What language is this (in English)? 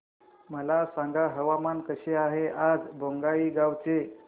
Marathi